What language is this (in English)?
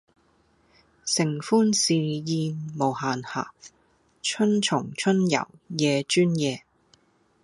Cantonese